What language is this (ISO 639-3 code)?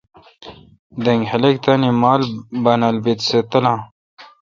xka